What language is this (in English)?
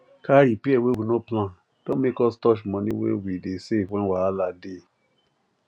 Nigerian Pidgin